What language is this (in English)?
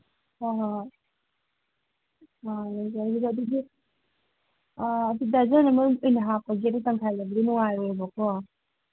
Manipuri